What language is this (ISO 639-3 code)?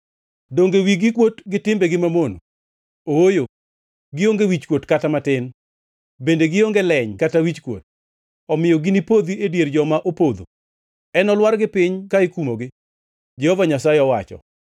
luo